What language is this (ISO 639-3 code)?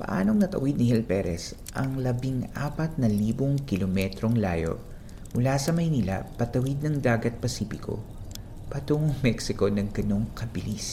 fil